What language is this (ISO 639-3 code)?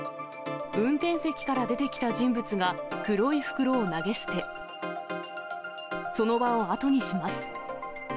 jpn